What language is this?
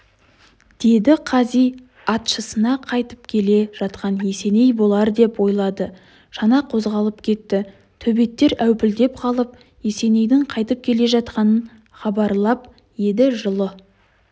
Kazakh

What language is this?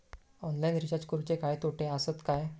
Marathi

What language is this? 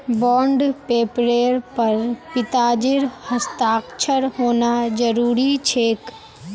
Magahi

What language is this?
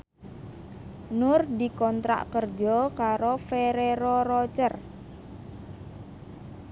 Javanese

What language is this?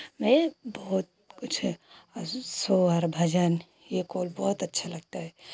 Hindi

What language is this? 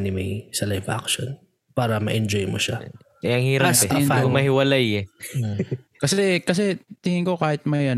Filipino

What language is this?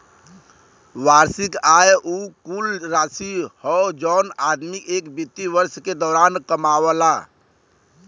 Bhojpuri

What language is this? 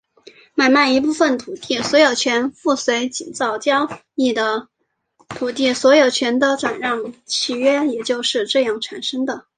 Chinese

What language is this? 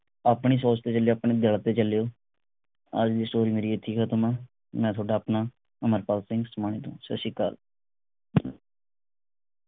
Punjabi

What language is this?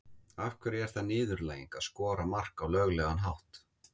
Icelandic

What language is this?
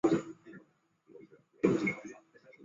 Chinese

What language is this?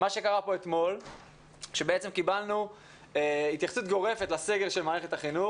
Hebrew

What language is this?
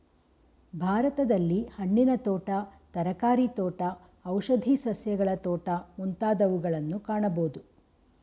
Kannada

